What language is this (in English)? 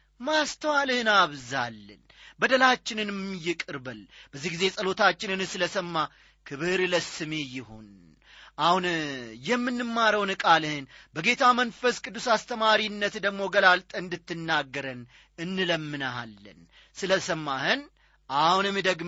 Amharic